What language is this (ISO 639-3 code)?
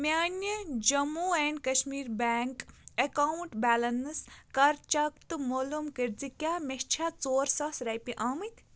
kas